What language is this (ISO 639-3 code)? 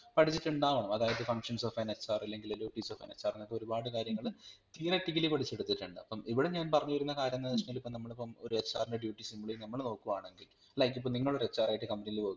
mal